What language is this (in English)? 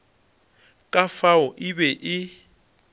Northern Sotho